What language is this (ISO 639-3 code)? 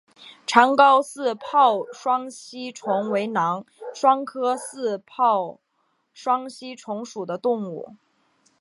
zho